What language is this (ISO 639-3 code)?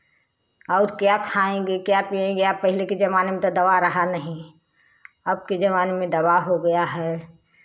hin